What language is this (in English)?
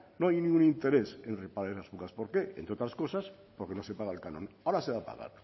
Spanish